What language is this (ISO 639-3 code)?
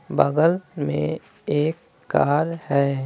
hin